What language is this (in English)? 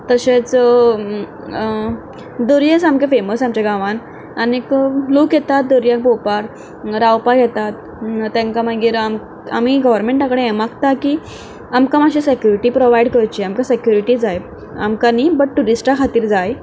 Konkani